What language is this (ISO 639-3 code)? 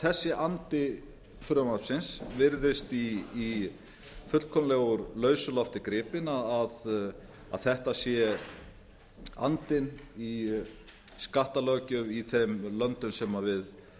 isl